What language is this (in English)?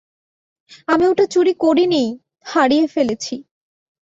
Bangla